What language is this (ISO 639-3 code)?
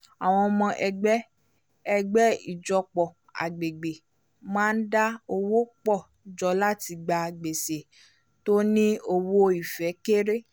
yor